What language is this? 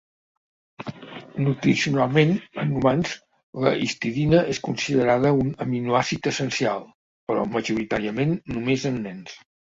Catalan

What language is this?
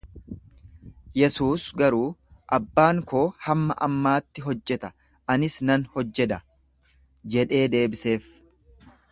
Oromo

